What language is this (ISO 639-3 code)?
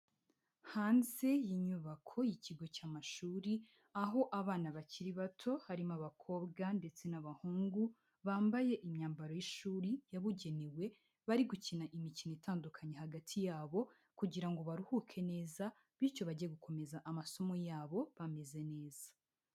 kin